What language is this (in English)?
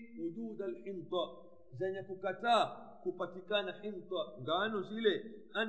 Swahili